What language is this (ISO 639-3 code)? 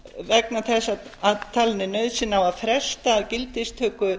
isl